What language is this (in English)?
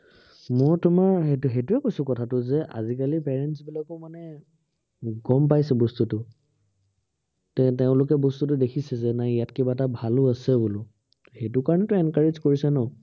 Assamese